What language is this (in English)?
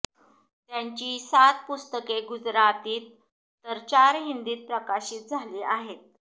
Marathi